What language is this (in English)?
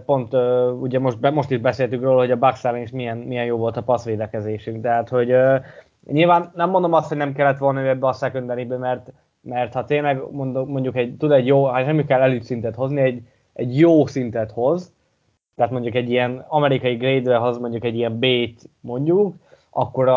Hungarian